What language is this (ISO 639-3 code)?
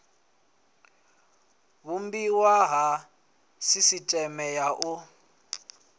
ven